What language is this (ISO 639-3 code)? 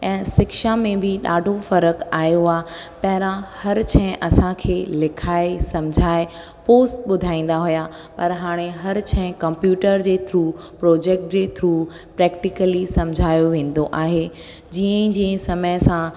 snd